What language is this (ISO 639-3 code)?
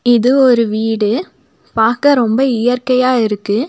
tam